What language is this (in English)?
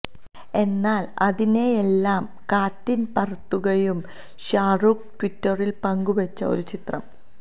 Malayalam